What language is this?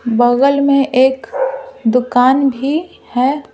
Hindi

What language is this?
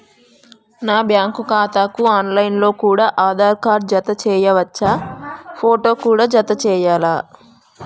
Telugu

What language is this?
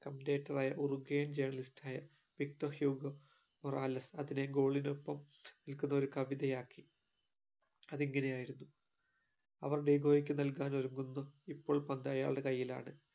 Malayalam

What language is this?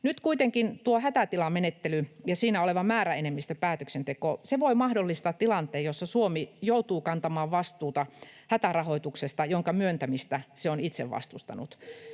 Finnish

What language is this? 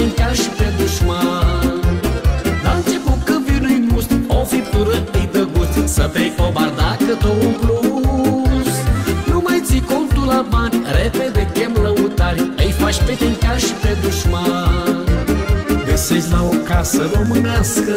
Romanian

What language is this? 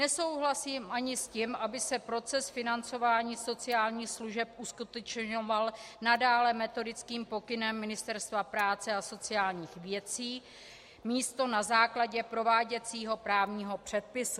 Czech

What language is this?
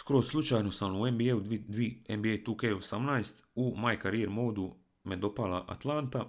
Croatian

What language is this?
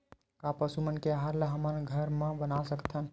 Chhattisgarhi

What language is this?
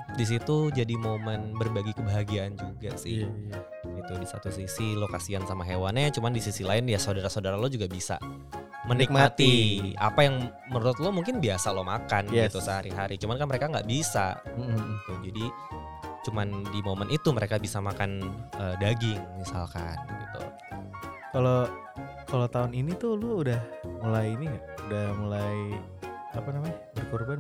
Indonesian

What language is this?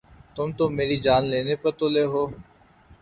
Urdu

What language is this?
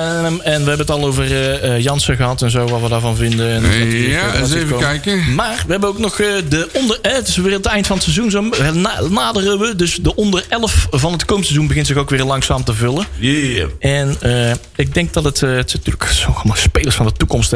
Dutch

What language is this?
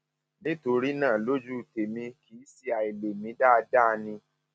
Yoruba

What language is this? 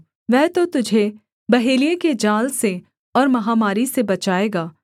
Hindi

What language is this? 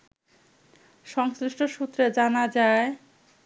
Bangla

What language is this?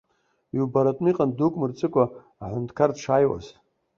Abkhazian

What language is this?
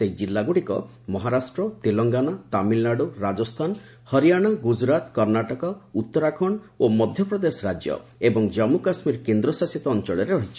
Odia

